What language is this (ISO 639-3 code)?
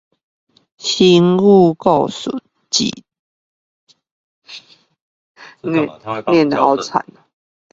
zho